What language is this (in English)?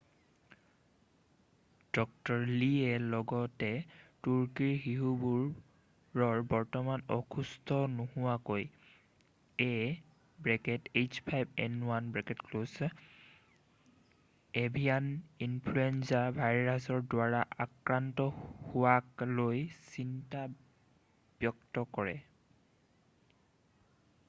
Assamese